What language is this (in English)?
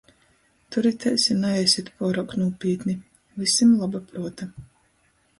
Latgalian